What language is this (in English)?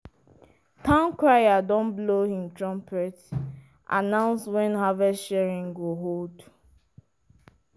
Nigerian Pidgin